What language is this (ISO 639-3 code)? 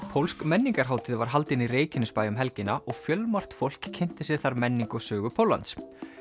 isl